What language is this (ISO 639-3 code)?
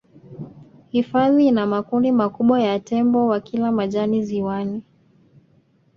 swa